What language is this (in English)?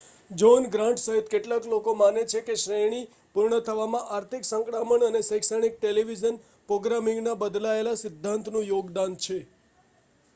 Gujarati